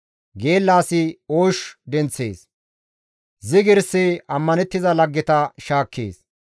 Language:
Gamo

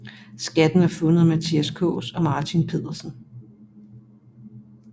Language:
Danish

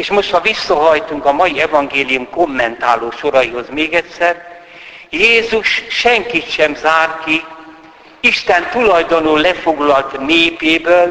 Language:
Hungarian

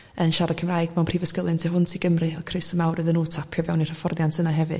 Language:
Welsh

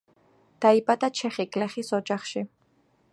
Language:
Georgian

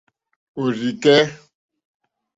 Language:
Mokpwe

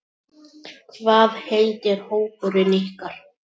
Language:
Icelandic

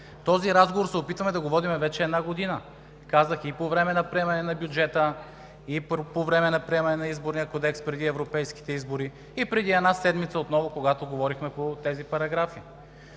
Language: Bulgarian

